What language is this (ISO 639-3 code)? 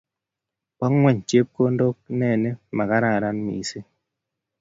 kln